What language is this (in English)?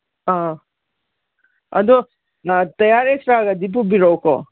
Manipuri